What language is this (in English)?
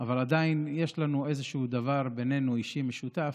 Hebrew